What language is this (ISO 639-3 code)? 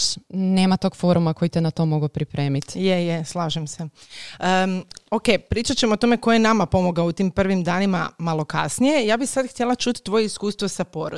hrv